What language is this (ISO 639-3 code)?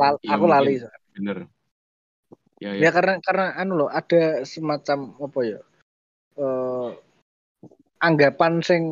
ind